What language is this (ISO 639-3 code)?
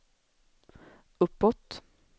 swe